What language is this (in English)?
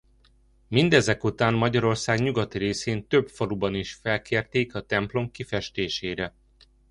Hungarian